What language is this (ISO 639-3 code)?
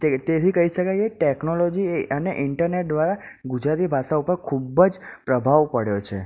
guj